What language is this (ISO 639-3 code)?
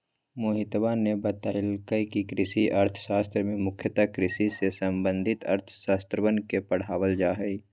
mag